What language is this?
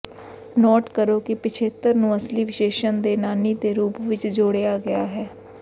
Punjabi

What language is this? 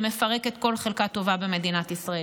Hebrew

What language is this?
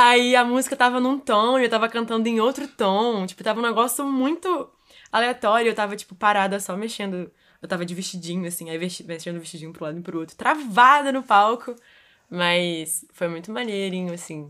Portuguese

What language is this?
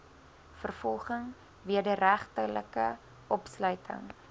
Afrikaans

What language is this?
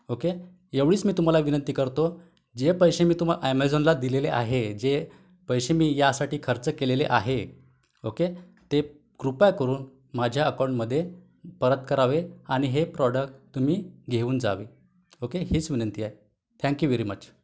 Marathi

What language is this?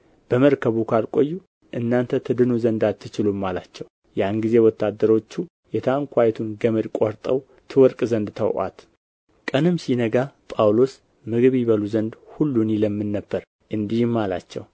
Amharic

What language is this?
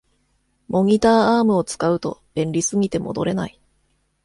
Japanese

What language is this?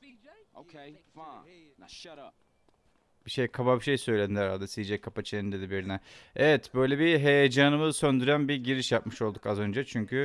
Turkish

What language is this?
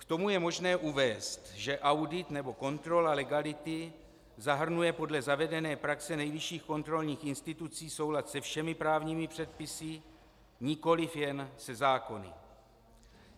Czech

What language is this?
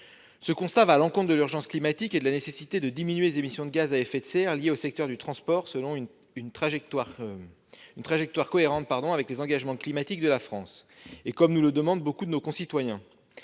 French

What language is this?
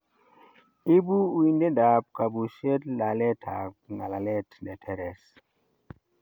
Kalenjin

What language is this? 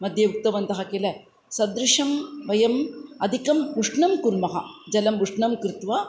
Sanskrit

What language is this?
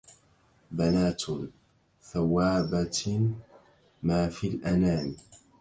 Arabic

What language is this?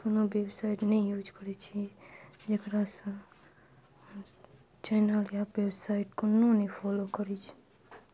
Maithili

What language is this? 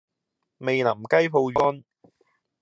Cantonese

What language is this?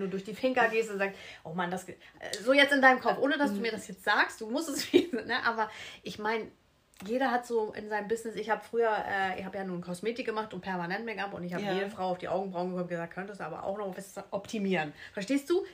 German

